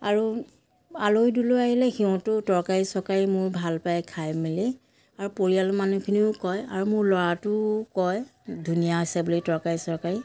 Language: Assamese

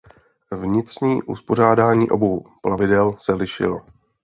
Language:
Czech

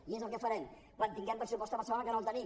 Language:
Catalan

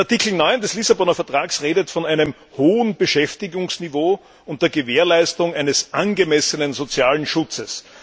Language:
German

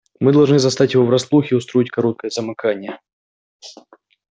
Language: Russian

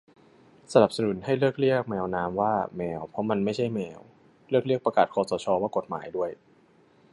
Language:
Thai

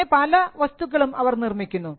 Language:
Malayalam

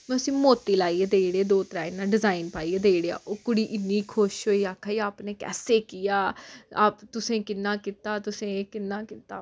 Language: Dogri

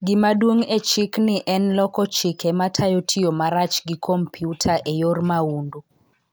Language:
Luo (Kenya and Tanzania)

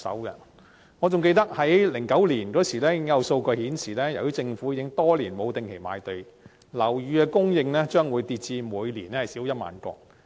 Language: Cantonese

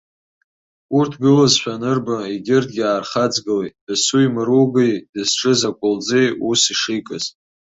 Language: Abkhazian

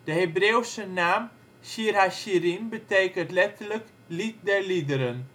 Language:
Dutch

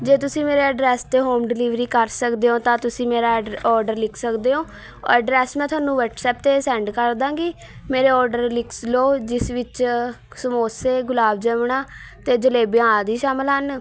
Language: Punjabi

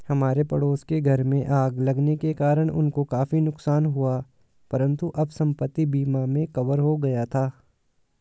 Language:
Hindi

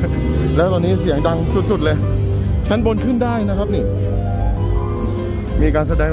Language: Thai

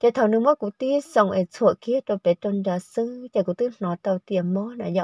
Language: Vietnamese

